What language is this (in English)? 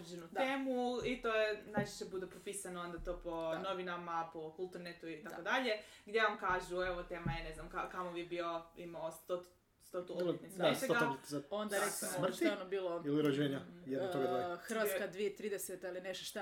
Croatian